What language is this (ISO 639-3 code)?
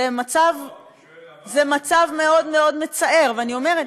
heb